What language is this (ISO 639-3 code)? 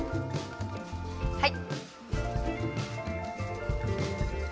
jpn